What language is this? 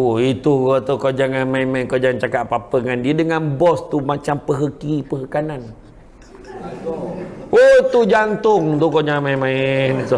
Malay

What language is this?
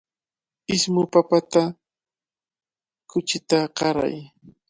Cajatambo North Lima Quechua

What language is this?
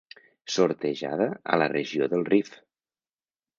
Catalan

